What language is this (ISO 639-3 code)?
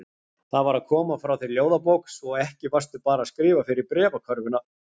isl